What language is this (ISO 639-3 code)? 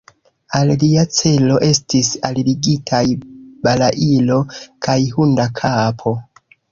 epo